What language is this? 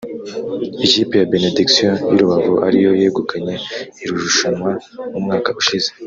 Kinyarwanda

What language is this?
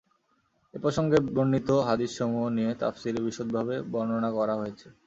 Bangla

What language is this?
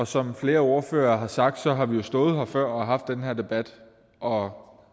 Danish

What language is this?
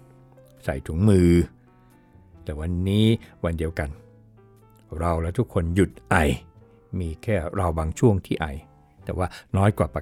Thai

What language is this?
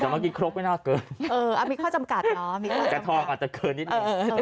Thai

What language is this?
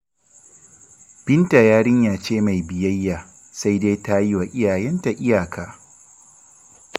Hausa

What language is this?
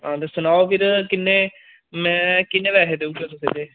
Dogri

